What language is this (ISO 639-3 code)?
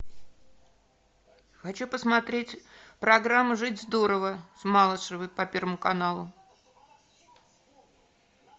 rus